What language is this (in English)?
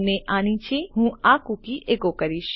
Gujarati